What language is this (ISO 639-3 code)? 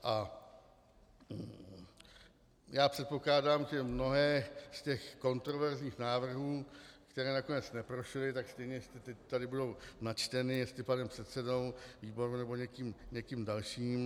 ces